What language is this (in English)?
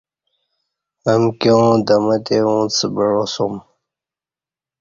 Kati